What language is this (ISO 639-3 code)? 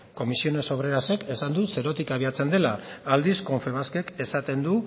eus